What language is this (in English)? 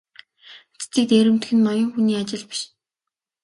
Mongolian